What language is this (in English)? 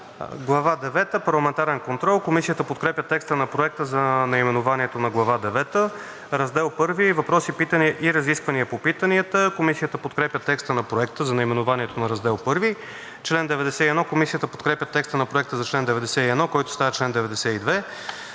Bulgarian